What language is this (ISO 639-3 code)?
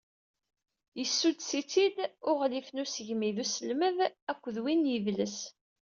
kab